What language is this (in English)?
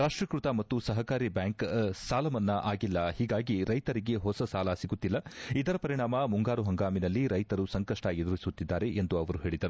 Kannada